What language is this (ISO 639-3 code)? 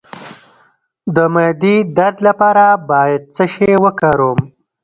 pus